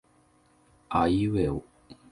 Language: Japanese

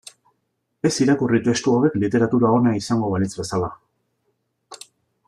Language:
Basque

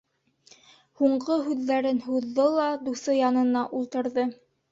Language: Bashkir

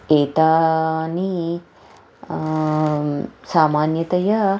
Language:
Sanskrit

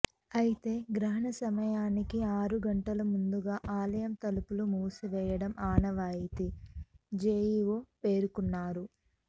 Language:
Telugu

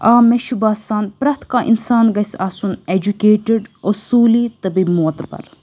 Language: Kashmiri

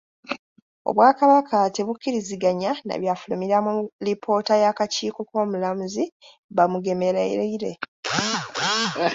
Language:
Ganda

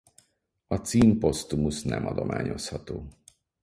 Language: Hungarian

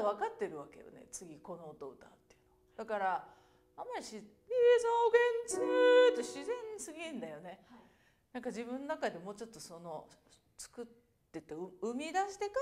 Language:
Japanese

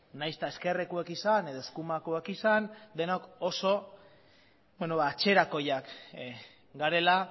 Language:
Basque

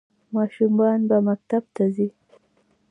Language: Pashto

